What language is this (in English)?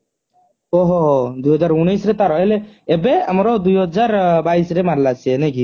Odia